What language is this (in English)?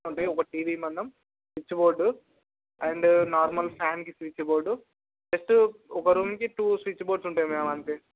Telugu